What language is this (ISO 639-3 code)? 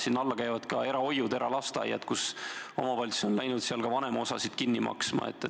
est